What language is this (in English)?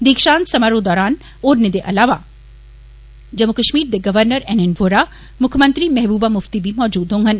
Dogri